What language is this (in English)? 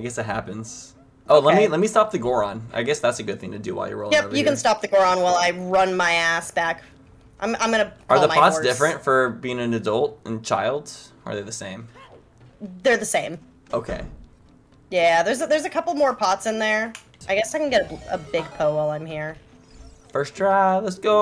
English